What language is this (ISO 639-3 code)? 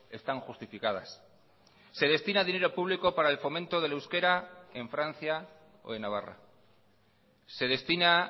spa